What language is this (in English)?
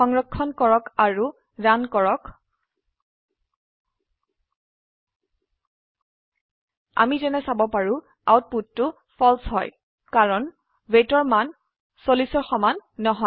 Assamese